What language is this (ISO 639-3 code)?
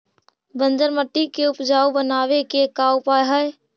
mag